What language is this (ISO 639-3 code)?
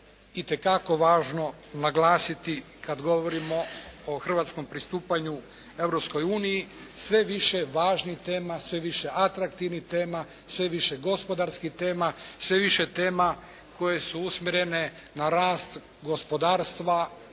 hrv